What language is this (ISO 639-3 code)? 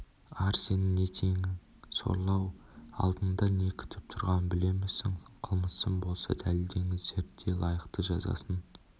kaz